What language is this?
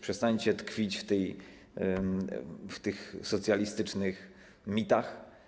Polish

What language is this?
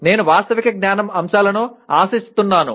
Telugu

